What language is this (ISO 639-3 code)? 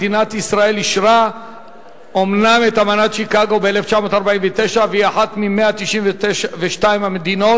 heb